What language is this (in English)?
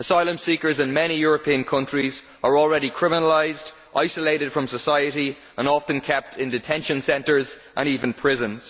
English